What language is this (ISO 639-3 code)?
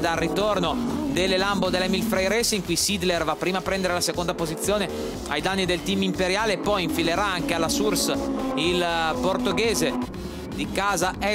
ita